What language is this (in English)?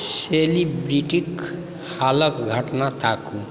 Maithili